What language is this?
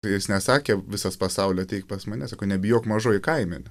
Lithuanian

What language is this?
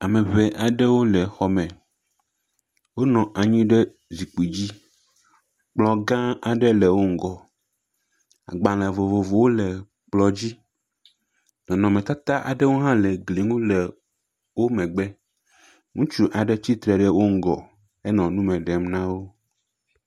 Ewe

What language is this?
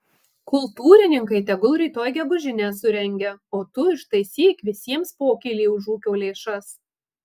Lithuanian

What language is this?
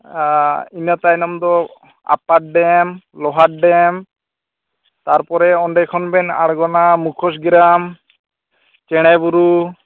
Santali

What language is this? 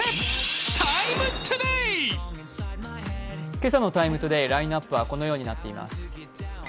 Japanese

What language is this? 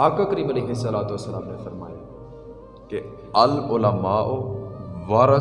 Urdu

